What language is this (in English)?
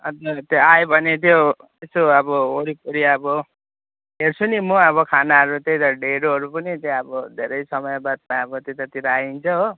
Nepali